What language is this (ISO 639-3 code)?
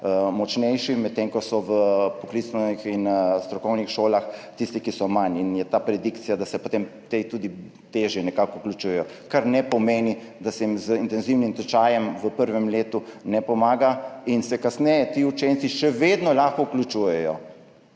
slv